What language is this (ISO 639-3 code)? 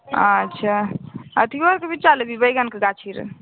mai